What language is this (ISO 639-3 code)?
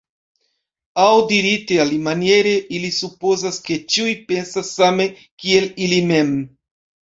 epo